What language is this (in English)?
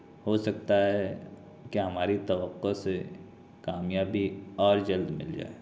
Urdu